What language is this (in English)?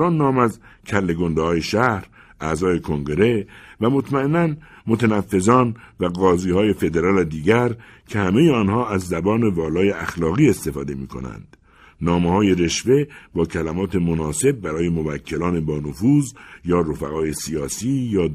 Persian